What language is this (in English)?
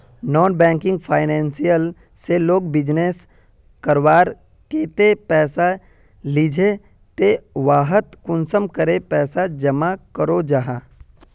Magahi